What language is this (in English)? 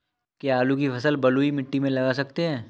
Hindi